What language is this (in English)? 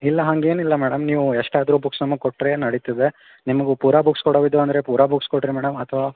Kannada